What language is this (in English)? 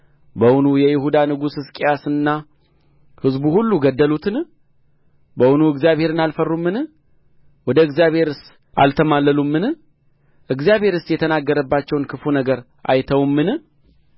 Amharic